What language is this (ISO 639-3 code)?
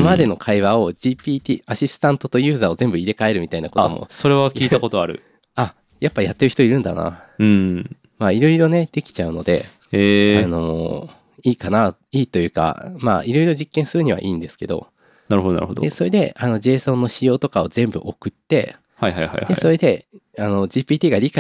jpn